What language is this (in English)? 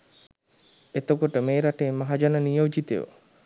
Sinhala